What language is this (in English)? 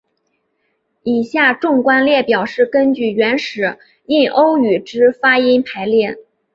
Chinese